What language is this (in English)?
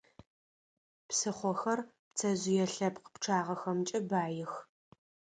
Adyghe